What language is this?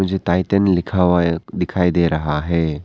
Hindi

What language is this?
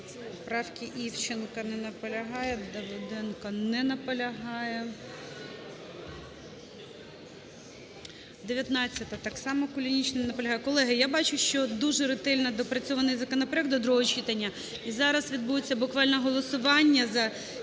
Ukrainian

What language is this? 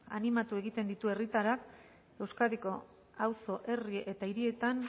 Basque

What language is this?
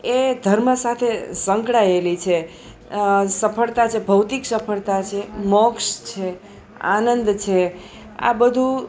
Gujarati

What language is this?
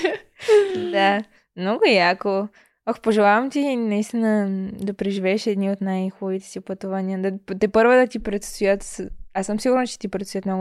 Bulgarian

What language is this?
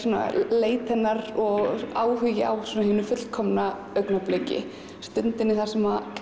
Icelandic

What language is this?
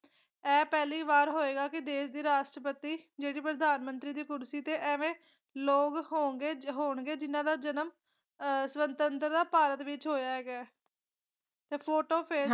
Punjabi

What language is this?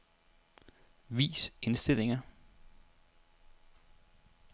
Danish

